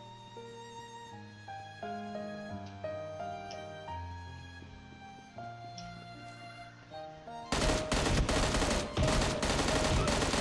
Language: Vietnamese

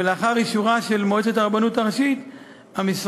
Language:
Hebrew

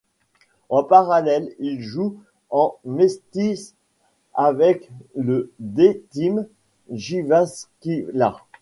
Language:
French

